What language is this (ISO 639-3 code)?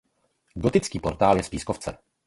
ces